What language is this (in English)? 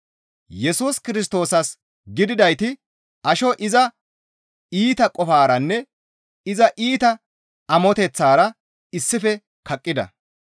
Gamo